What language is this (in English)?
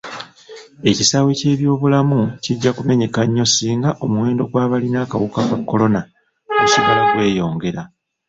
Ganda